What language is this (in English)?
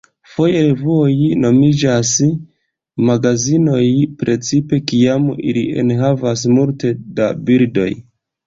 Esperanto